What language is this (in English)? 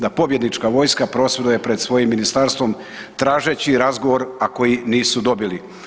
Croatian